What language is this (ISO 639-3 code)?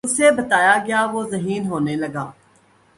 urd